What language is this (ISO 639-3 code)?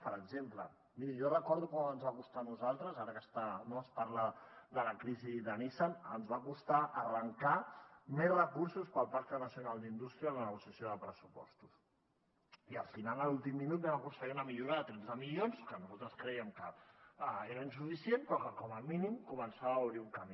cat